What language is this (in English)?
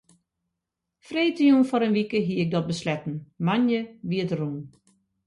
Western Frisian